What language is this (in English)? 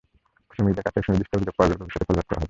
Bangla